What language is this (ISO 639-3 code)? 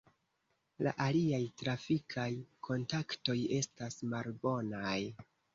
epo